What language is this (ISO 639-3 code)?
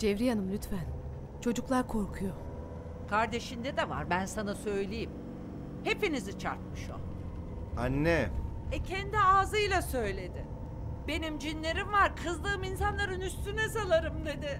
tur